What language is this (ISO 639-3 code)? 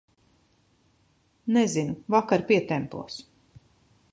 lav